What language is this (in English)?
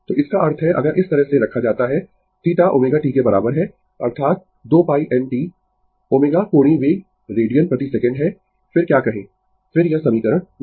Hindi